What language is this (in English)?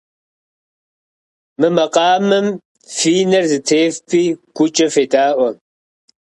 Kabardian